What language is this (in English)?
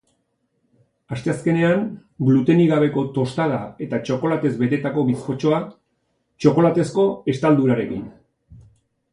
Basque